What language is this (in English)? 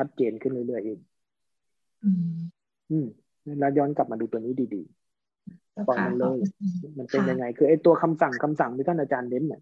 Thai